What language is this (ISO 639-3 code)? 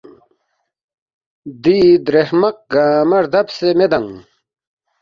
bft